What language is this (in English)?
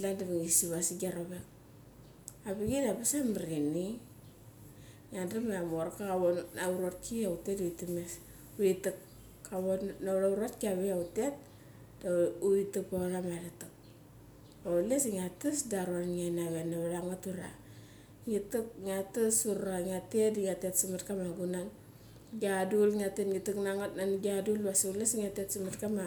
Mali